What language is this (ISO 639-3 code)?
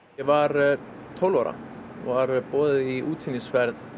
isl